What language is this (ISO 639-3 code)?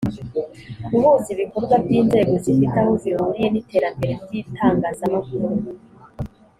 kin